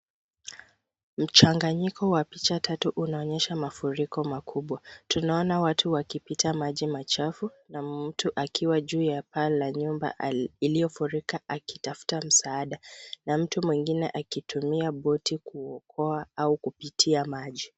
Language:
Swahili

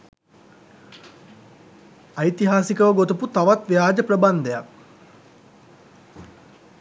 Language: Sinhala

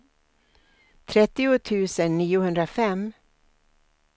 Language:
Swedish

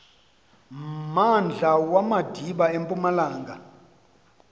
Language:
Xhosa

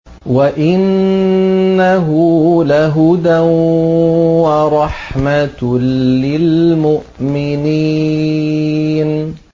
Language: Arabic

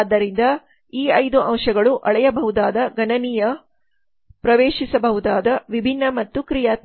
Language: Kannada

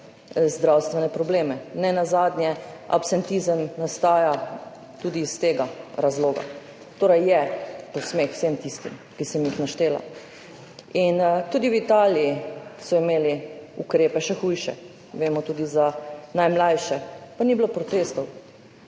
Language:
Slovenian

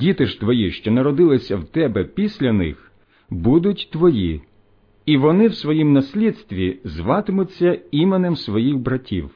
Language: Ukrainian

